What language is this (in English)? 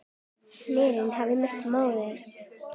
Icelandic